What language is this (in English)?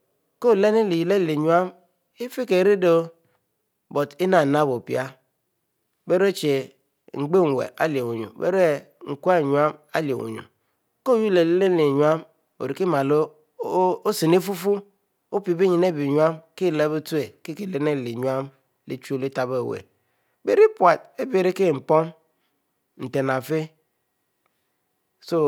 Mbe